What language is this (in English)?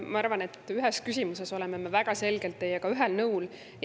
Estonian